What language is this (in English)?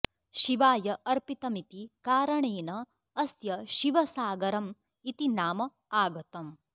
Sanskrit